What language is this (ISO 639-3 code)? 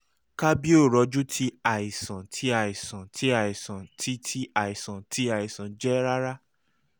yor